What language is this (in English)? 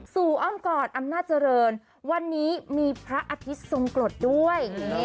Thai